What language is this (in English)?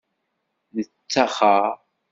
Kabyle